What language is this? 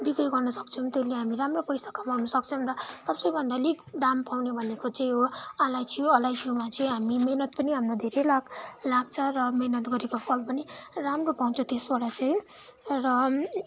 Nepali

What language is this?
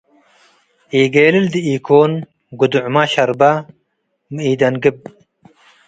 Tigre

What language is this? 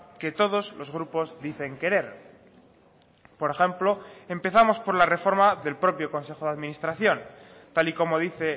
Spanish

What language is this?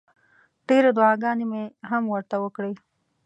Pashto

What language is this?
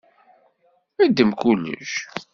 Kabyle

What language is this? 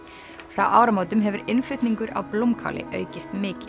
Icelandic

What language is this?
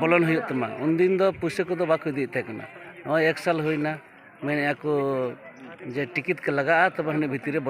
Indonesian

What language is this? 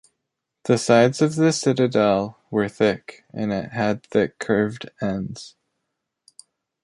English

